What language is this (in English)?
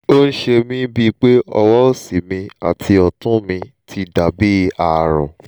Yoruba